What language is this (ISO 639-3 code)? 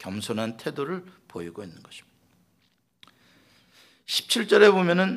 kor